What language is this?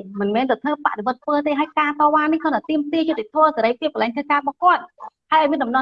Vietnamese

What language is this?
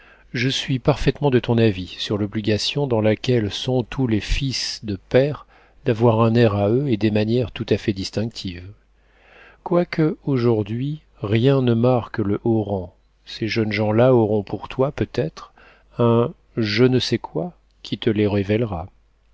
French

